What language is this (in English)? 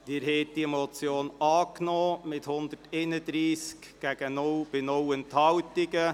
Swiss German